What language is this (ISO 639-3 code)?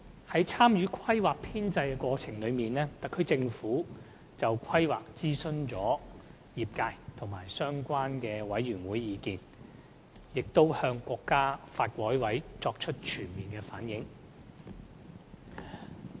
yue